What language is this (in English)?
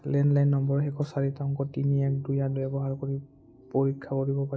Assamese